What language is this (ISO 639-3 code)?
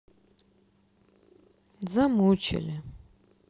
rus